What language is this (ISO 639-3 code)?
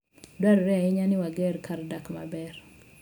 luo